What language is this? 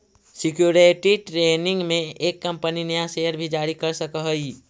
Magahi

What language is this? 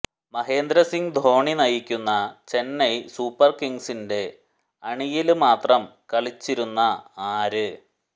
Malayalam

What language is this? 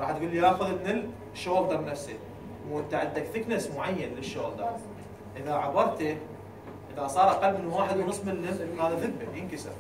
Arabic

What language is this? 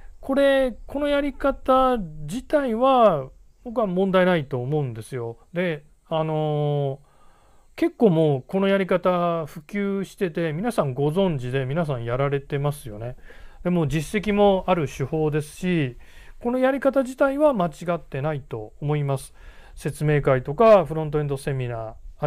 Japanese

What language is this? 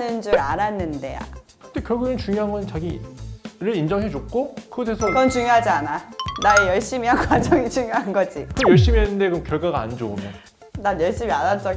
Korean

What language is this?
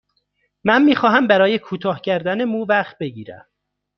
Persian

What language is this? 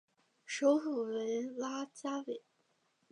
Chinese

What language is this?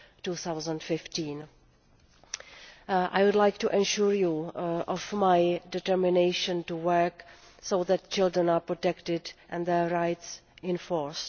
English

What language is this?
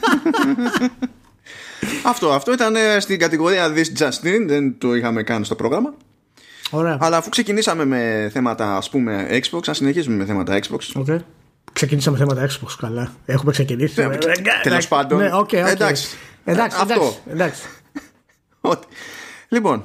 Greek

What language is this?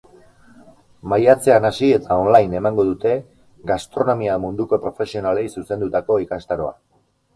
Basque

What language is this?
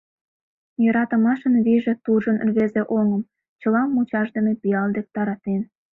Mari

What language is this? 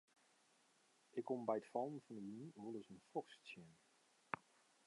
Western Frisian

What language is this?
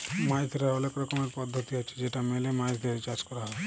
Bangla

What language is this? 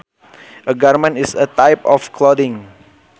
Sundanese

